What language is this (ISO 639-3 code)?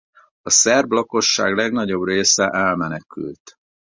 hun